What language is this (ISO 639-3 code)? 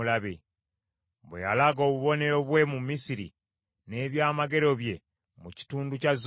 lug